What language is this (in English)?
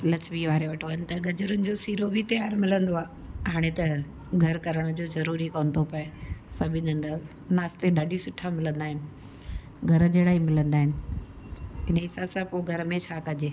Sindhi